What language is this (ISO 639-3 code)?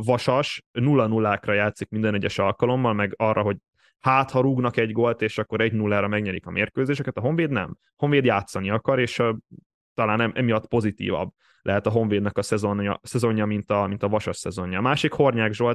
hun